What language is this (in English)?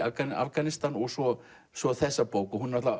Icelandic